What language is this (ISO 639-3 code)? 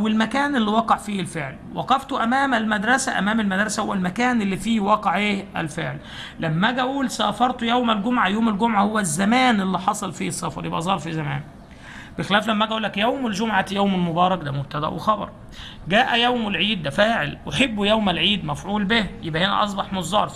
ara